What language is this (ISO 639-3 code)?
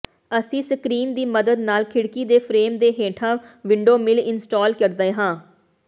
pan